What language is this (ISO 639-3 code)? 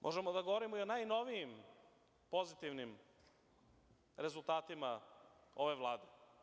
srp